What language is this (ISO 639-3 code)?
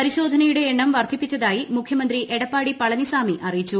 mal